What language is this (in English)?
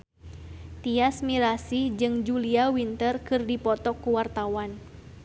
Sundanese